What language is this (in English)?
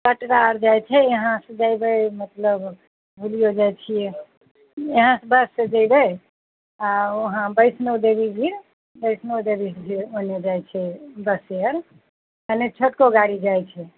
Maithili